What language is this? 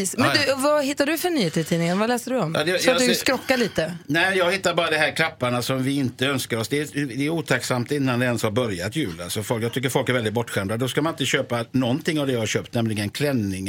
Swedish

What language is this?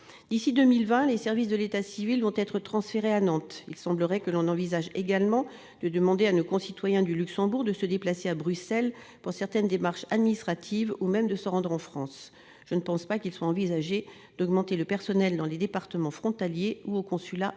French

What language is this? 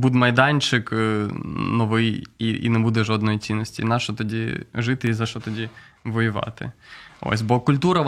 Ukrainian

